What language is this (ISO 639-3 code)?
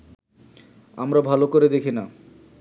ben